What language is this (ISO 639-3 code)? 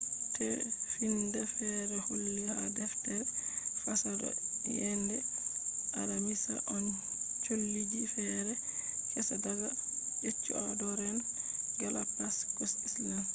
ful